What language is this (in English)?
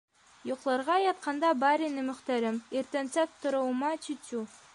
Bashkir